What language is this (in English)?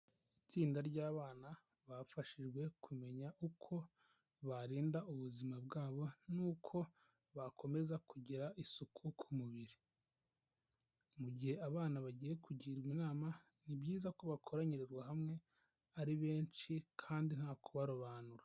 Kinyarwanda